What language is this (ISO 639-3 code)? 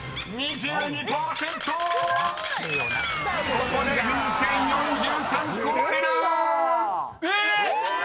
jpn